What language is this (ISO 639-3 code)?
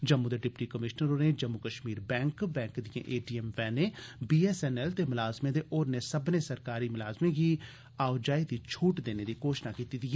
doi